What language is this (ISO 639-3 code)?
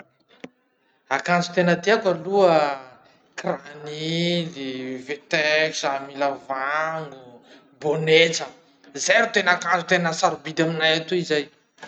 msh